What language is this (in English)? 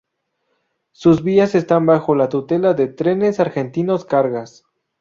Spanish